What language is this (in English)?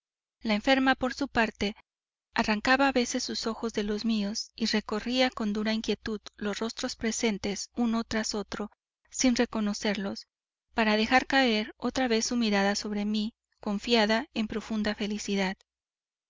Spanish